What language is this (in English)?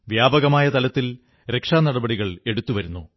Malayalam